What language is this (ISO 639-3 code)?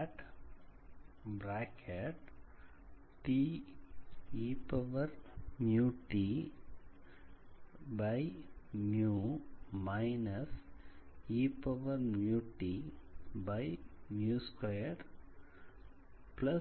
tam